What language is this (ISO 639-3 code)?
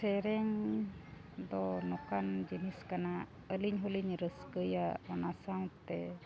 sat